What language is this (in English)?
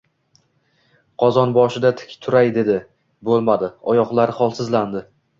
Uzbek